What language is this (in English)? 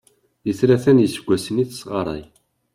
Kabyle